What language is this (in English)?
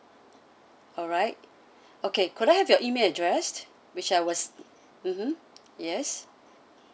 English